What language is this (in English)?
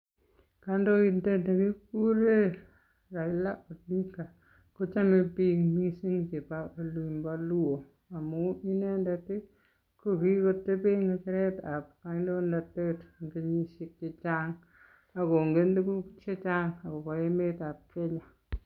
Kalenjin